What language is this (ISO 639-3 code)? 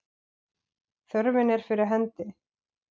isl